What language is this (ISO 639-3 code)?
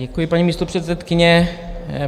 ces